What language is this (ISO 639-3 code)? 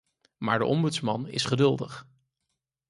nld